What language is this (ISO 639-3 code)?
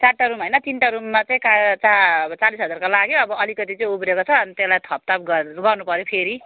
nep